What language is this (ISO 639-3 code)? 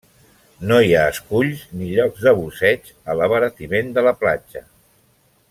cat